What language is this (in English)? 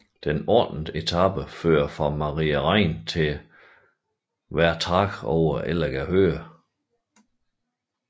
Danish